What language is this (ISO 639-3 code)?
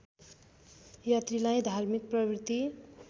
nep